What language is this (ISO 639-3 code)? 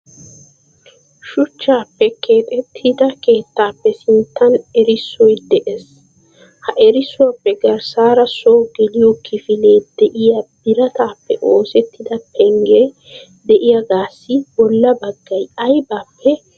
wal